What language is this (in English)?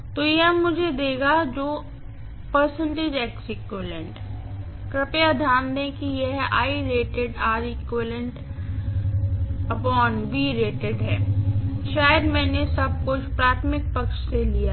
Hindi